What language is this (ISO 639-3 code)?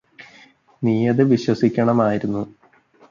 mal